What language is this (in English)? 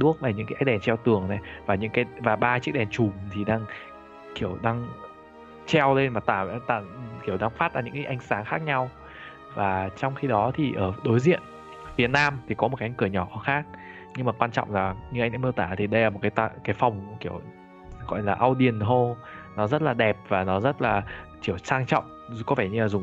Vietnamese